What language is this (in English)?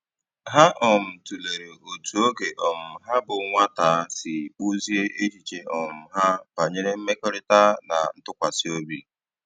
Igbo